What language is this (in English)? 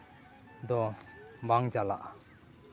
Santali